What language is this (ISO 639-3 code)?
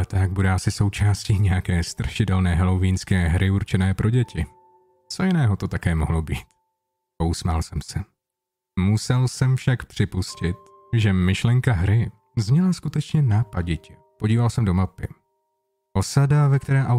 ces